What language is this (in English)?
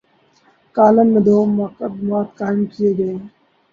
Urdu